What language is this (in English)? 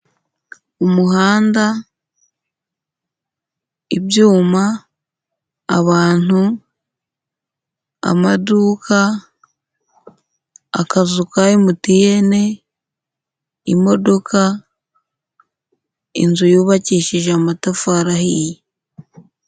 Kinyarwanda